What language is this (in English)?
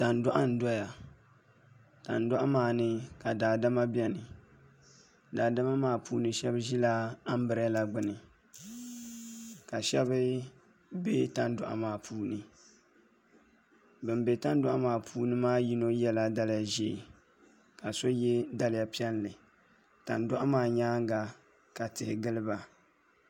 Dagbani